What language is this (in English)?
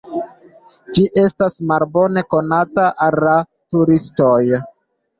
Esperanto